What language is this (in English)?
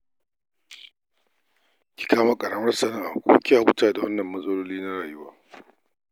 Hausa